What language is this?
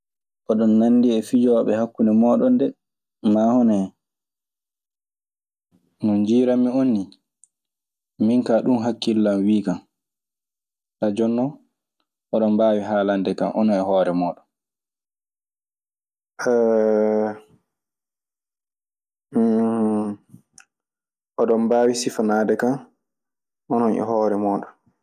Maasina Fulfulde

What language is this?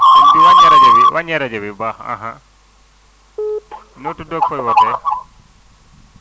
Wolof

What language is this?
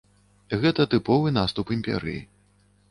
Belarusian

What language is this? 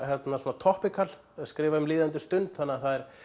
Icelandic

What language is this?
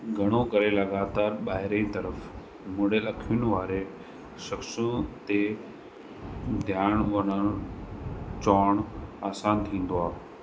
Sindhi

